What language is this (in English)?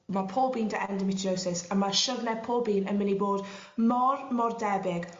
Welsh